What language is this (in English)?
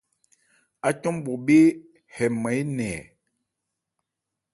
Ebrié